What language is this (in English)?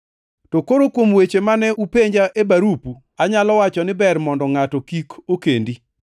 Luo (Kenya and Tanzania)